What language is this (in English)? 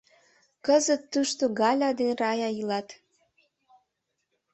Mari